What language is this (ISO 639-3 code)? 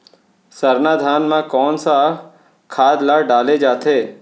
hne